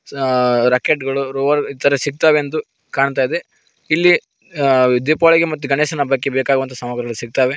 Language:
Kannada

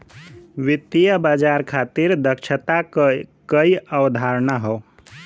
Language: Bhojpuri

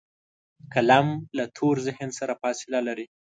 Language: Pashto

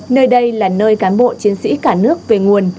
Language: Vietnamese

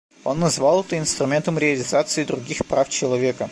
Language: Russian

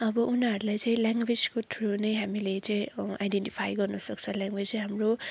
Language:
Nepali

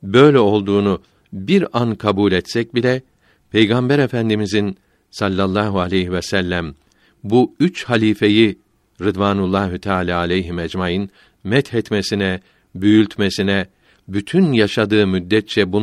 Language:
Turkish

